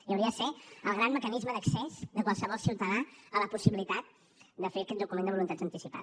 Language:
Catalan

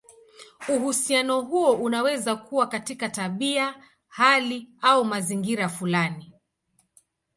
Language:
Swahili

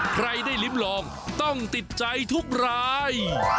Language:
Thai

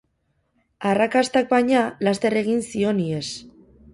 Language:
Basque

